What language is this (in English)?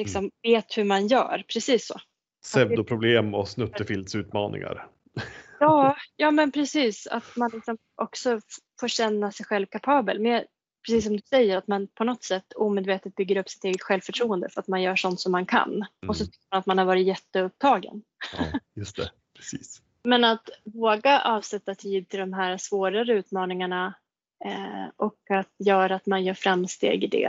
Swedish